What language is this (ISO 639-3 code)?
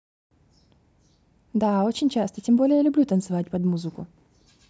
rus